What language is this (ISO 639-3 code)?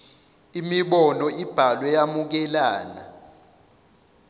zul